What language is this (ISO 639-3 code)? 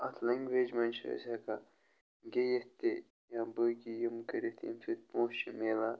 kas